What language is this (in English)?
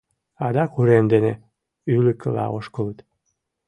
Mari